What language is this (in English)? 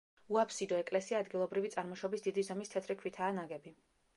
Georgian